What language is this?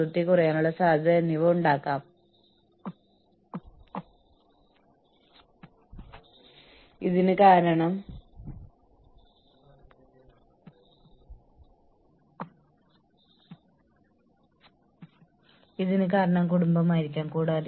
Malayalam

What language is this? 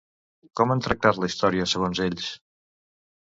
Catalan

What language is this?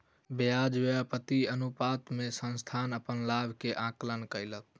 Maithili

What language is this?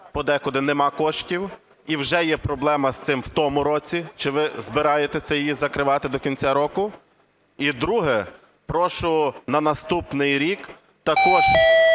Ukrainian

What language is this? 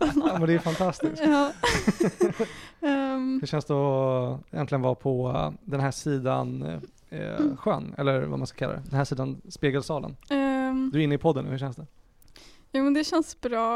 Swedish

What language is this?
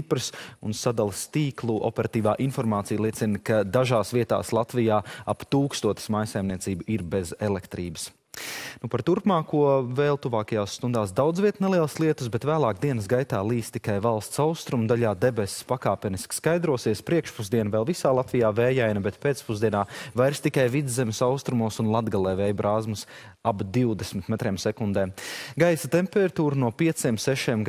Latvian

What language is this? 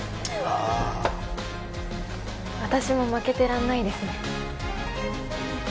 Japanese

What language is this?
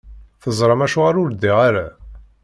Kabyle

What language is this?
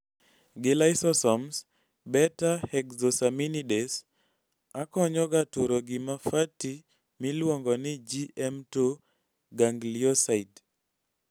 Luo (Kenya and Tanzania)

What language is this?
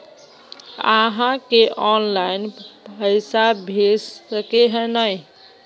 Magahi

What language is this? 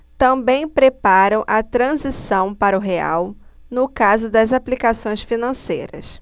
Portuguese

